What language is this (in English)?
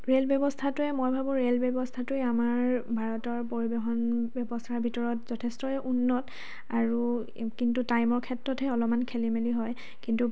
Assamese